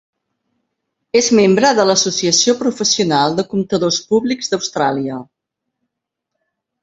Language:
Catalan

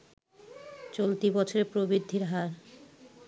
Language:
Bangla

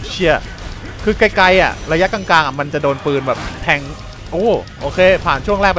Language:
Thai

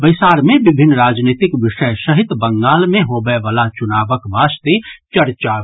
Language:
Maithili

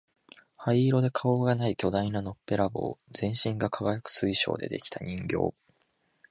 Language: Japanese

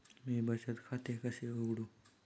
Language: Marathi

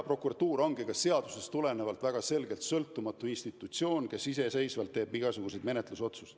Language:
Estonian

